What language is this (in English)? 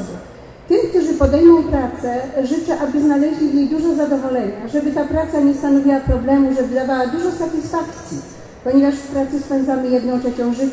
Polish